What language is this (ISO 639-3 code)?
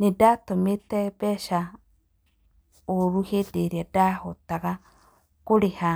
kik